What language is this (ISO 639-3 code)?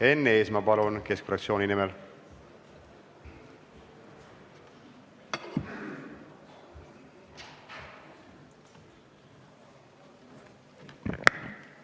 est